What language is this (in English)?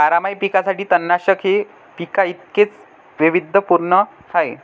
Marathi